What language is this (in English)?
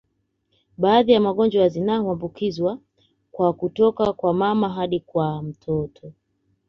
Swahili